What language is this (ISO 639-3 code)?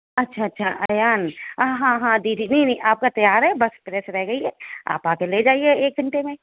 urd